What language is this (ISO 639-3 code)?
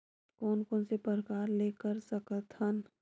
hne